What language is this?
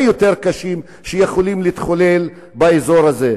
Hebrew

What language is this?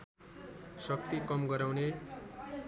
Nepali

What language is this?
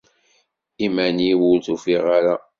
Kabyle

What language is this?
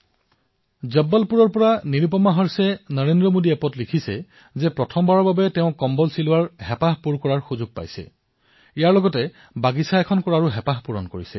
Assamese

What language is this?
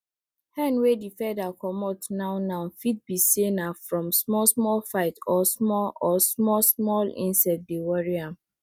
Nigerian Pidgin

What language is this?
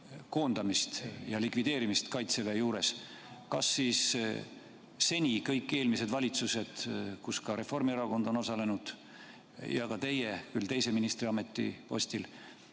Estonian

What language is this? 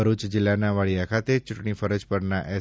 Gujarati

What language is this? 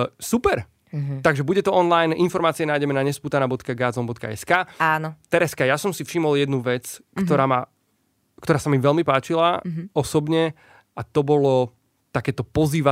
Slovak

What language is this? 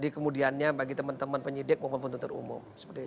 Indonesian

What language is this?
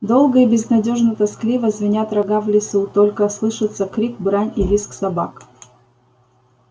Russian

